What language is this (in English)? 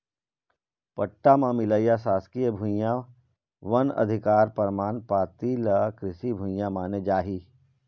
Chhattisgarhi